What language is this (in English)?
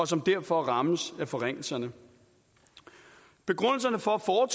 Danish